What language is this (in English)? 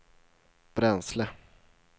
Swedish